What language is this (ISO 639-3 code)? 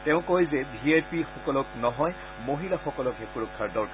asm